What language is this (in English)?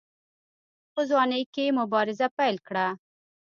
Pashto